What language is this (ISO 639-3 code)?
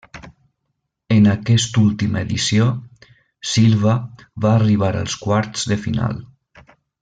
cat